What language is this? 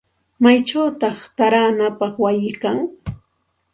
Santa Ana de Tusi Pasco Quechua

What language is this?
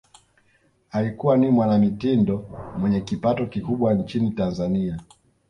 Swahili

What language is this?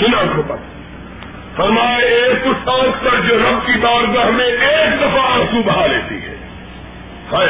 Urdu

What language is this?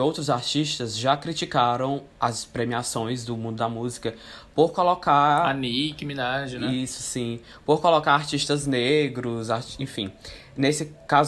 Portuguese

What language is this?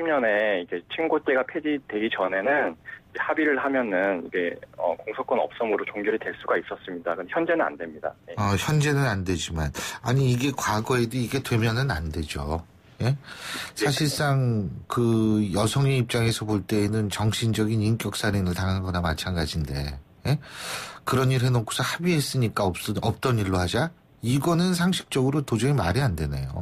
Korean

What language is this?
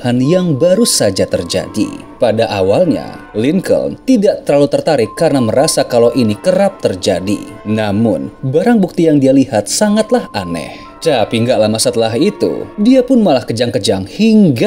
Indonesian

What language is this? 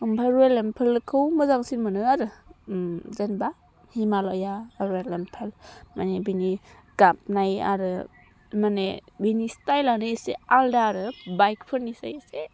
Bodo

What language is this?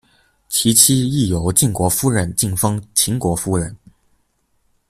Chinese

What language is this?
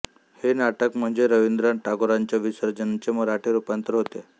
Marathi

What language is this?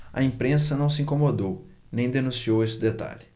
Portuguese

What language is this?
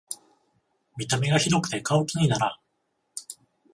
Japanese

